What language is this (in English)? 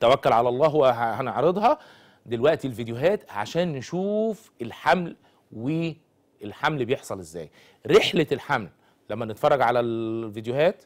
Arabic